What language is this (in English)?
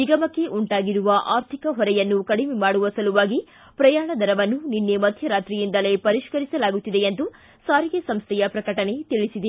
Kannada